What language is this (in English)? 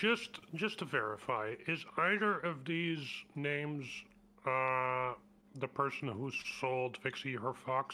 English